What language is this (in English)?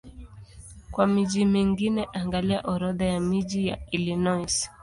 Swahili